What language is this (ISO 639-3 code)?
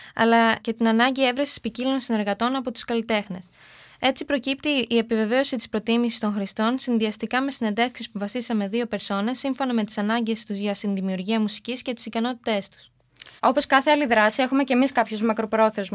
ell